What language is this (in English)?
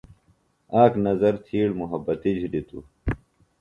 Phalura